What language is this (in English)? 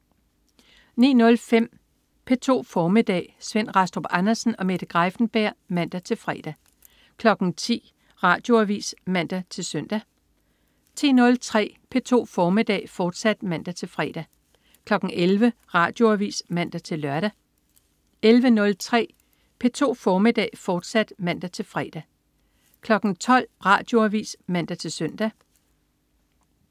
Danish